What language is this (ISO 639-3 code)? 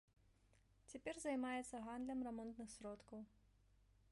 bel